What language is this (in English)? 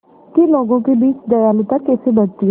Hindi